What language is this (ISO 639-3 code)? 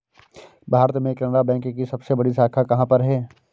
hin